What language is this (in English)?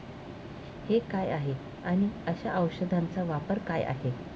Marathi